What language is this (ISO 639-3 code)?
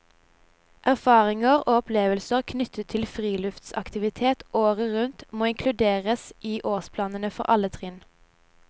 nor